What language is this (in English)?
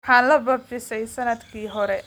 Somali